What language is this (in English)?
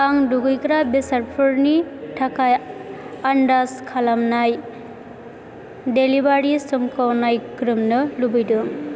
Bodo